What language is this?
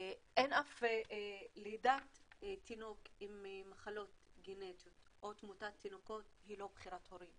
Hebrew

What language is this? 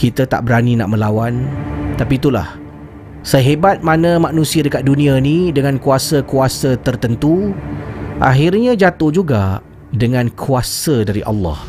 Malay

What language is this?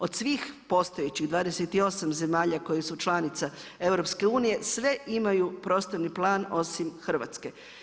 Croatian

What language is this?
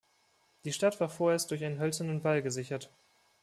German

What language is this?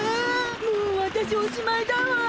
Japanese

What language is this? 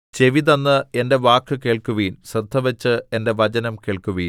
Malayalam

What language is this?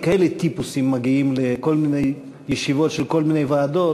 Hebrew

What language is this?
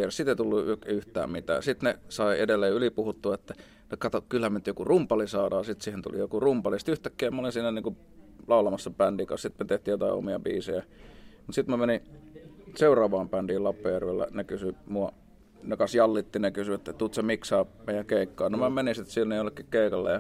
Finnish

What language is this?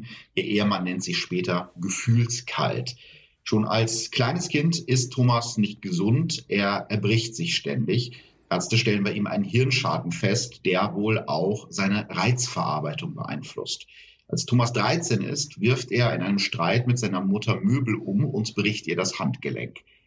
German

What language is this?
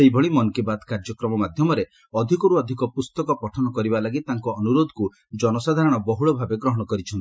Odia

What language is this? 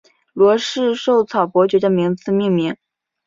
Chinese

